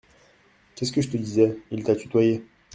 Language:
French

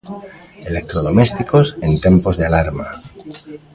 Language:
Galician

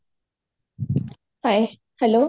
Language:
Odia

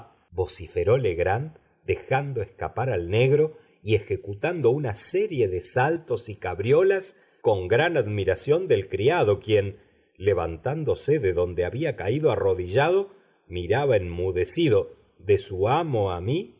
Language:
Spanish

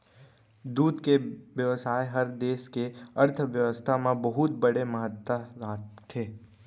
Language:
Chhattisgarhi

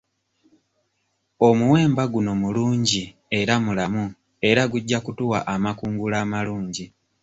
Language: Ganda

